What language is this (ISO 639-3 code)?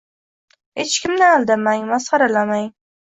uzb